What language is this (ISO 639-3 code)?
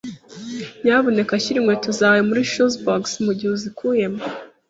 kin